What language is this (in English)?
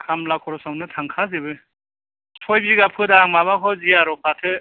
Bodo